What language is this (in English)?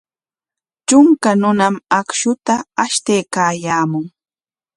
Corongo Ancash Quechua